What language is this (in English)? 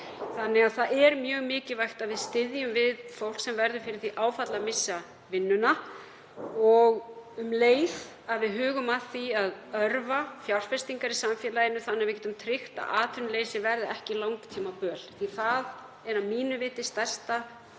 Icelandic